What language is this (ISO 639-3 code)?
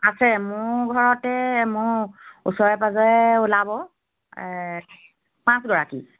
asm